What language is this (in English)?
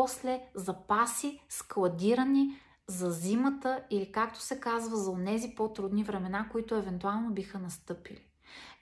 Bulgarian